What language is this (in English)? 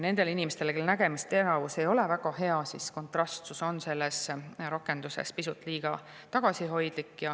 Estonian